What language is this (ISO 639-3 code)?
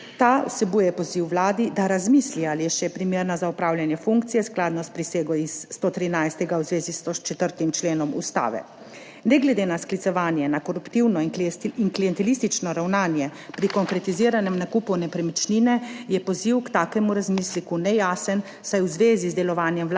slv